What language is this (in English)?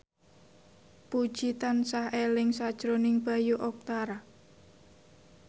Javanese